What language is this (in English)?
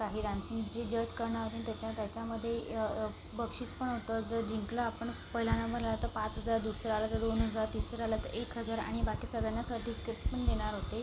Marathi